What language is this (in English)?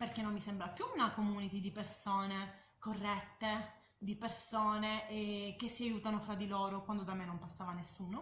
Italian